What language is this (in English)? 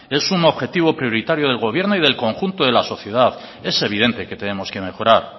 Spanish